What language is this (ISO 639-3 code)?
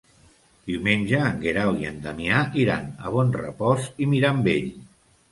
cat